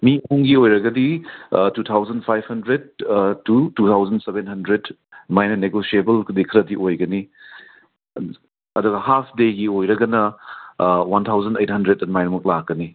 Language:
Manipuri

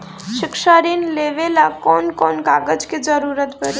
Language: Bhojpuri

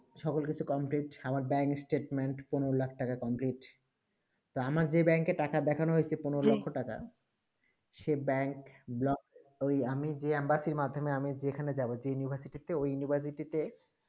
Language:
Bangla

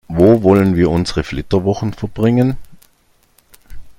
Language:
German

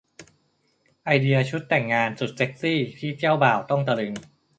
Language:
Thai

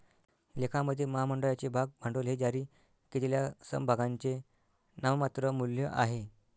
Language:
Marathi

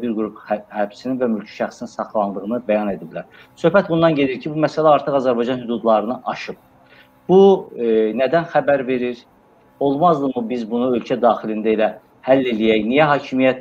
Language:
Turkish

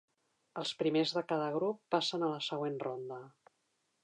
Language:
Catalan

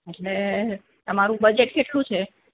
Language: Gujarati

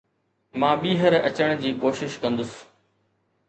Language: Sindhi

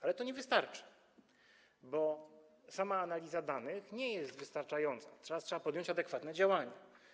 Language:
Polish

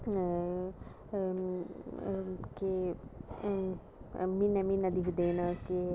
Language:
Dogri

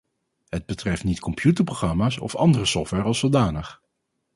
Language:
Dutch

